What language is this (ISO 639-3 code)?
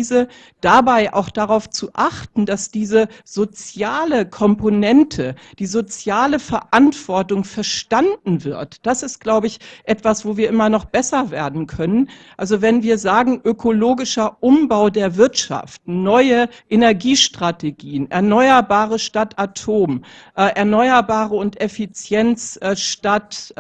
deu